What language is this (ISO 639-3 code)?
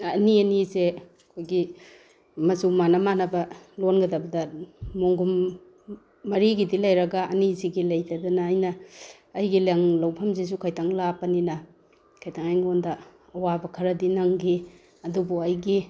mni